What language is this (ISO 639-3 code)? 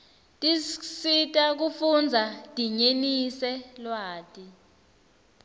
ssw